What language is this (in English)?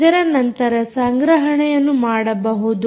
Kannada